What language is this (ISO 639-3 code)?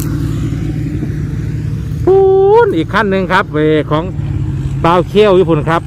tha